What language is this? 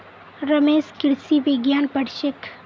Magahi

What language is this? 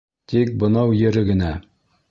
Bashkir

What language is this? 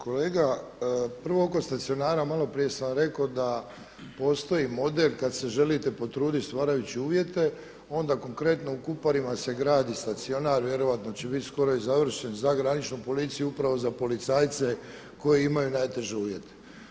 Croatian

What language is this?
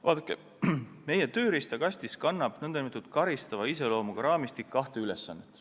Estonian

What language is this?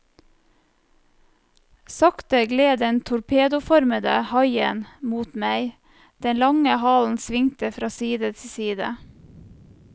Norwegian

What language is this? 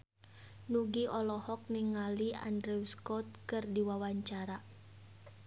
Sundanese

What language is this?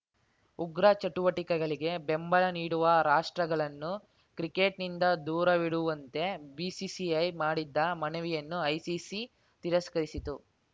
Kannada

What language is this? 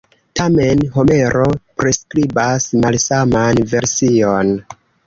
Esperanto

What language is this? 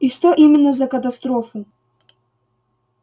Russian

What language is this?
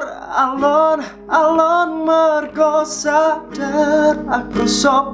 Javanese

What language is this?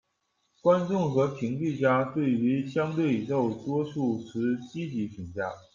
Chinese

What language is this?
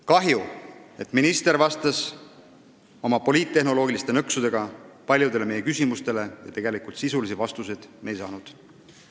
Estonian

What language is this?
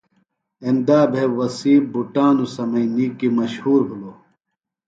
Phalura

